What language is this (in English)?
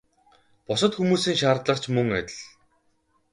Mongolian